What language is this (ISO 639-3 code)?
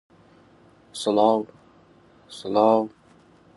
ckb